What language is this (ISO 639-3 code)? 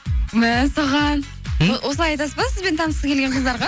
kaz